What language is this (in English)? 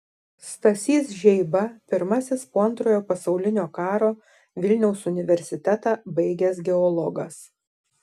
Lithuanian